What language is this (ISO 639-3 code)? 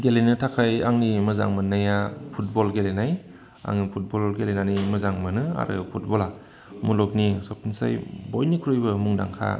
brx